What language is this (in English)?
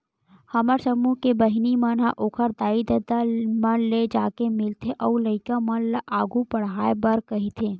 Chhattisgarhi